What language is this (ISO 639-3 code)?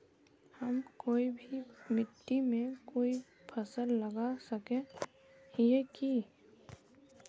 mag